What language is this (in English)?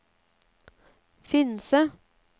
Norwegian